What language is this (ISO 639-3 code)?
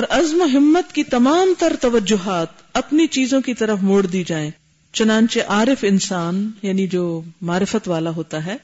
urd